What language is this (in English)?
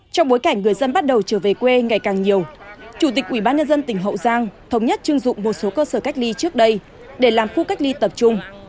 Vietnamese